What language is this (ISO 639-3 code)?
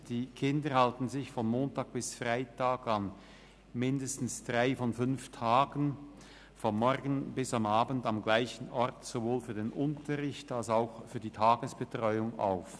gsw